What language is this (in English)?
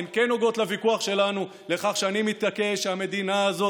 Hebrew